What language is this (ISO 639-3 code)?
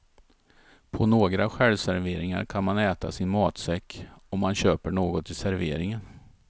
swe